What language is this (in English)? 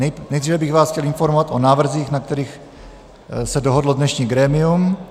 Czech